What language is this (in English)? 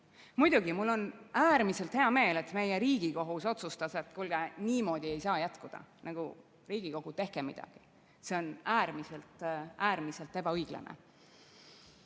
Estonian